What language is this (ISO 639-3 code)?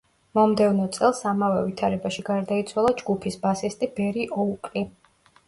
kat